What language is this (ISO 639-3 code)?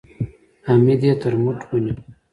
pus